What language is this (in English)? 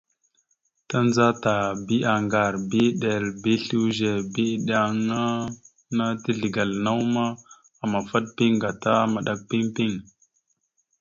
Mada (Cameroon)